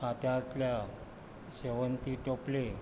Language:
Konkani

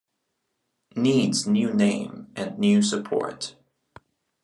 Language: English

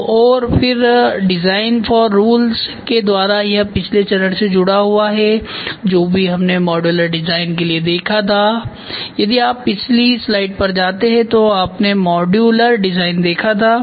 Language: Hindi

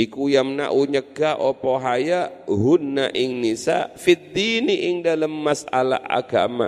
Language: Indonesian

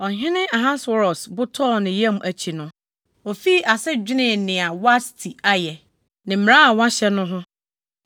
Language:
Akan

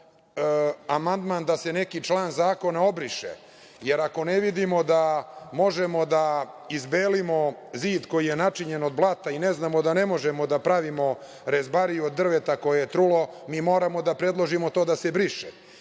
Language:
Serbian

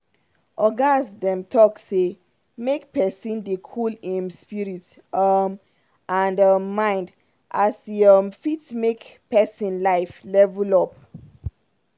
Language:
Nigerian Pidgin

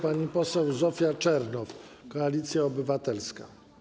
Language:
Polish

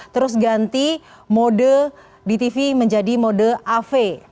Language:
Indonesian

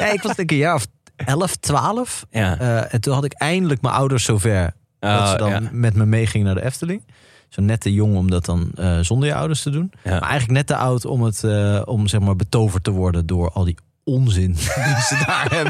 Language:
Dutch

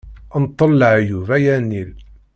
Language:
Kabyle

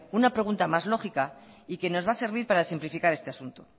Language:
Spanish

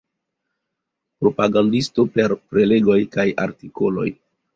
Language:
Esperanto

